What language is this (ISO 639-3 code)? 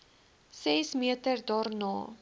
afr